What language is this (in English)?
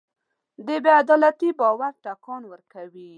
Pashto